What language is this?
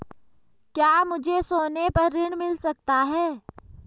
Hindi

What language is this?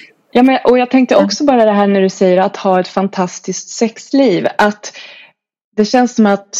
Swedish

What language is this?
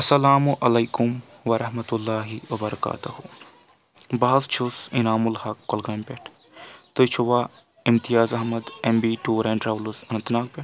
Kashmiri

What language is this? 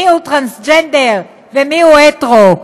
Hebrew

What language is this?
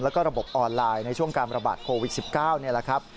Thai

